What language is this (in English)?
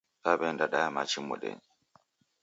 Taita